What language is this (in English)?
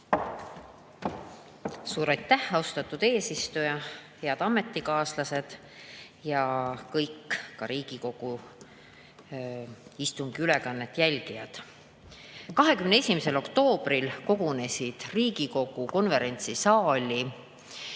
Estonian